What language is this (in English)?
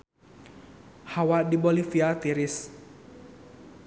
Sundanese